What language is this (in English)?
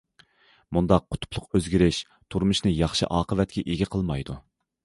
Uyghur